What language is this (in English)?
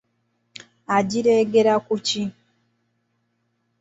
Ganda